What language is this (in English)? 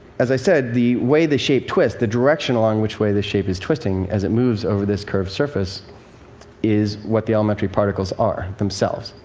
English